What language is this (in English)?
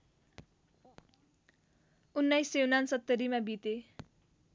Nepali